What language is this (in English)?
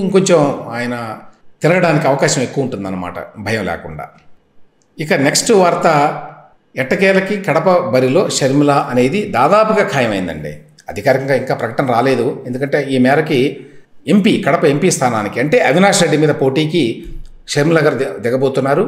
Telugu